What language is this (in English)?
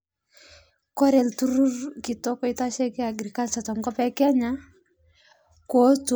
Masai